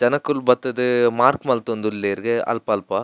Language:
Tulu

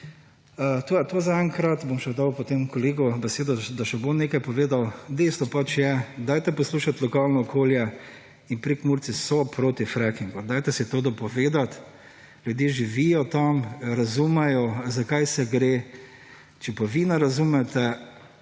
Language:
Slovenian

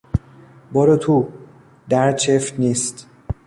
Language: Persian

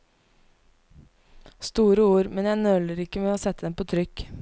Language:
Norwegian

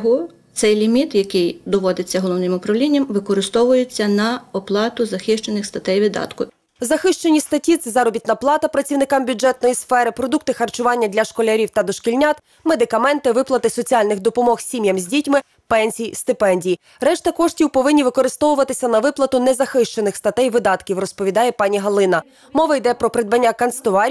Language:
Ukrainian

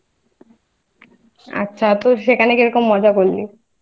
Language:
Bangla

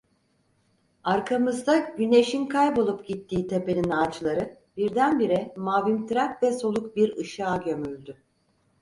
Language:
Turkish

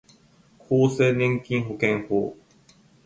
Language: Japanese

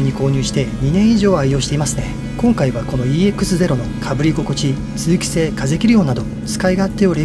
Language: Japanese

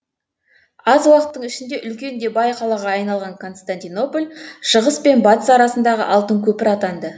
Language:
Kazakh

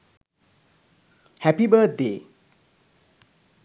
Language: Sinhala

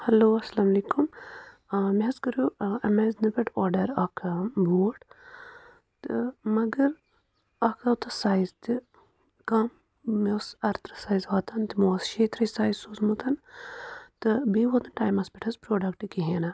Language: Kashmiri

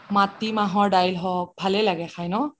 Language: Assamese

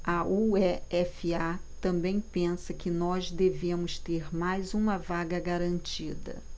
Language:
Portuguese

